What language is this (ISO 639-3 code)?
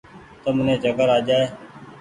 gig